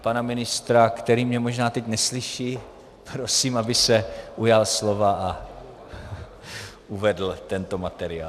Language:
Czech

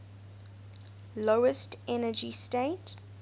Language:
English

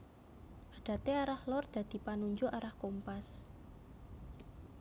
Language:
Javanese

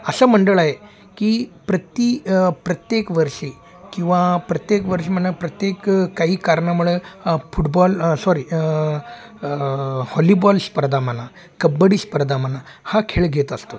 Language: Marathi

